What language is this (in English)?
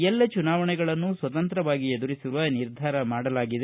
Kannada